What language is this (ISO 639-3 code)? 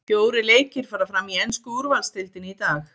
isl